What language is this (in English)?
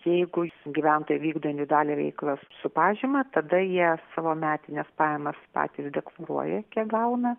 Lithuanian